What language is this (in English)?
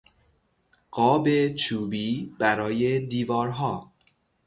Persian